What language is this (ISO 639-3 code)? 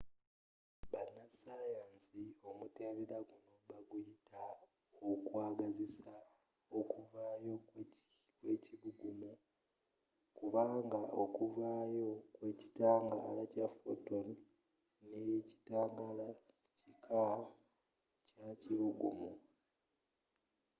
lug